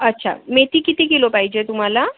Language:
Marathi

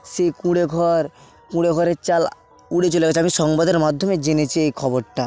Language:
Bangla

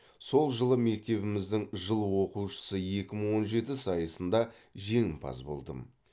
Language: Kazakh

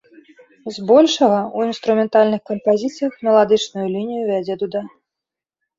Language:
Belarusian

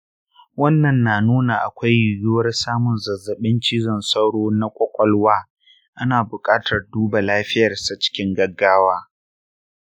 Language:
Hausa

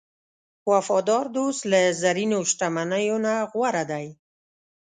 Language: Pashto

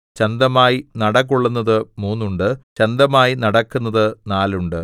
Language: Malayalam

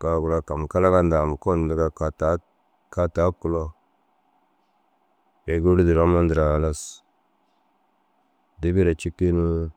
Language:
Dazaga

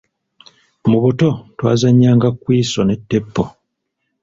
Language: Ganda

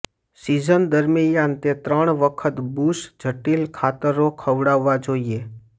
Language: Gujarati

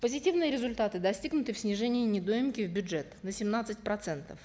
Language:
Kazakh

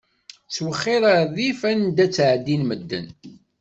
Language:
Kabyle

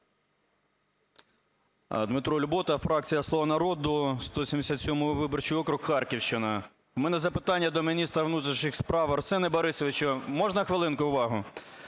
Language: Ukrainian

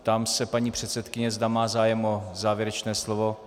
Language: Czech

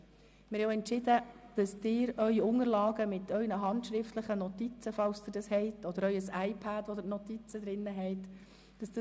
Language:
Swiss German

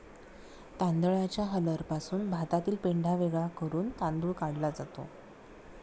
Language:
Marathi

